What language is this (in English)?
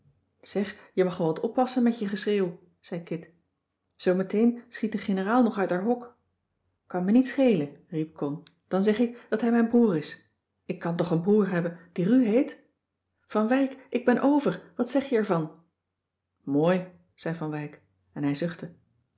Dutch